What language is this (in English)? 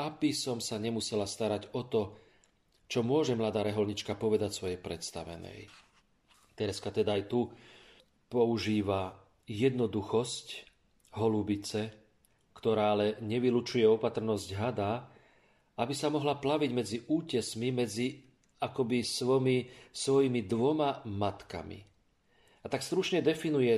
Slovak